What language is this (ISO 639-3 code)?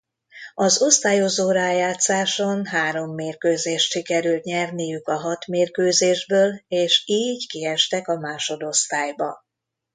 hun